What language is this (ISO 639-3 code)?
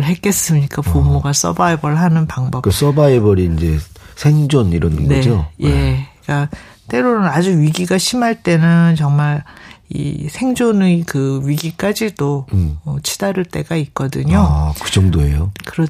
kor